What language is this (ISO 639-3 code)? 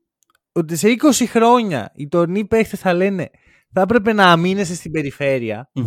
ell